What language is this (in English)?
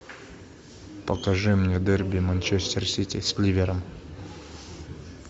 Russian